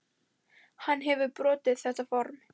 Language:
Icelandic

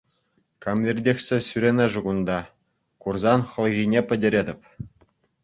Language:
Chuvash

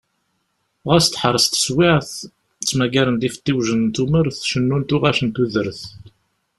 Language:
Kabyle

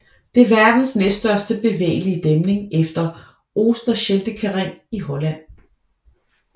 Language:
Danish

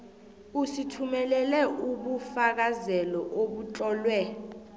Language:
South Ndebele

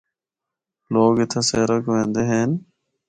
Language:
Northern Hindko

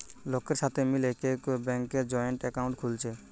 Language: Bangla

